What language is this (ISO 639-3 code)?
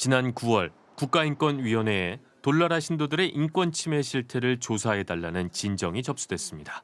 kor